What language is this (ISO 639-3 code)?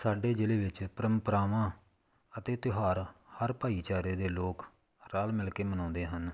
pan